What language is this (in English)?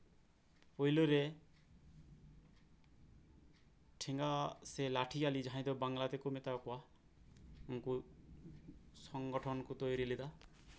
Santali